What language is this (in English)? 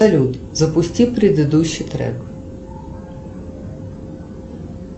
Russian